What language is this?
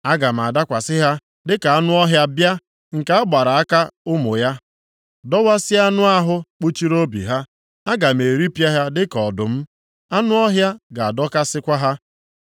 Igbo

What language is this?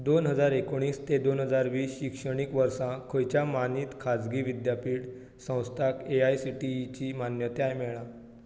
Konkani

